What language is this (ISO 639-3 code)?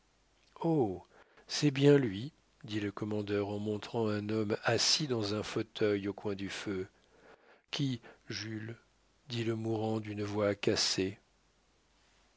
fra